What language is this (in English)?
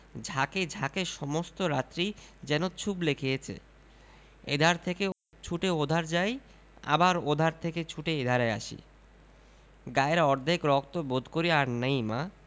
Bangla